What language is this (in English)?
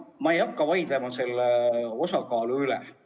Estonian